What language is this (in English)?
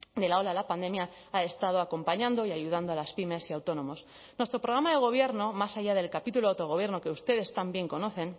Spanish